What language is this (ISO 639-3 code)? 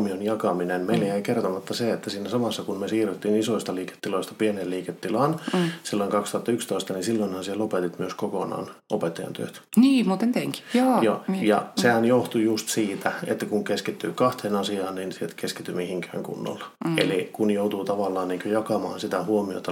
fin